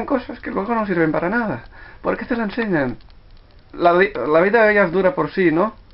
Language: Spanish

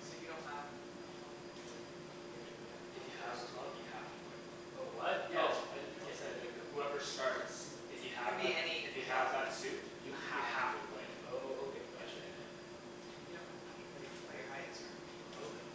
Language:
English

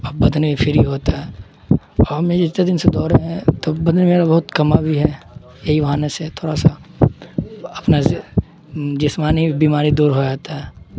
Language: Urdu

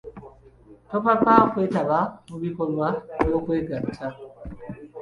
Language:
Ganda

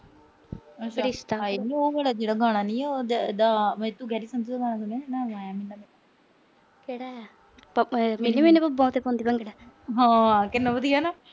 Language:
Punjabi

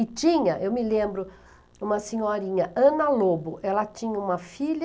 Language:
Portuguese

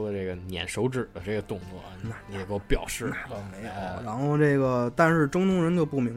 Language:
Chinese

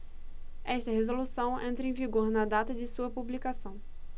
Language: Portuguese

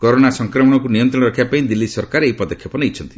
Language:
Odia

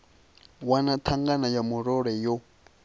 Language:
Venda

